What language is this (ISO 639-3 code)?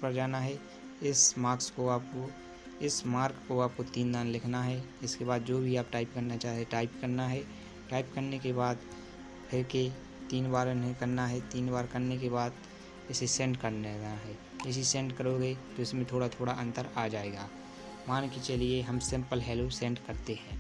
hin